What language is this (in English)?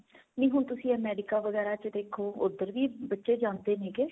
Punjabi